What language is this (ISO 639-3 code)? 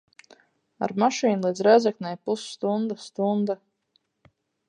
lav